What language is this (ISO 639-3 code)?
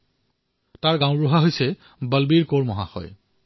asm